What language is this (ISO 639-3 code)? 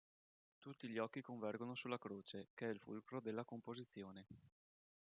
ita